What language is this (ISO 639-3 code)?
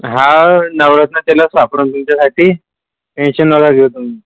mar